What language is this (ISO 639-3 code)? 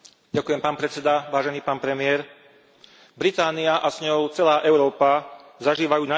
slk